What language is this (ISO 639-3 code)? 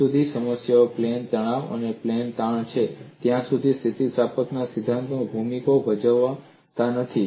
guj